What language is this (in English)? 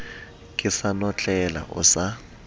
Southern Sotho